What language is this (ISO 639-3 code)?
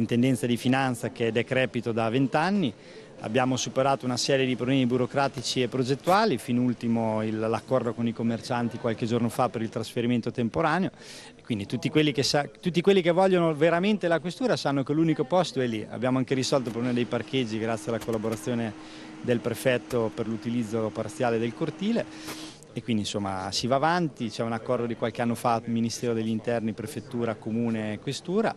ita